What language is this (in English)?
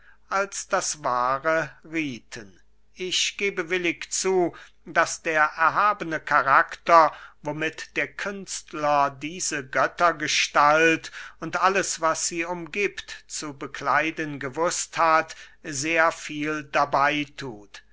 German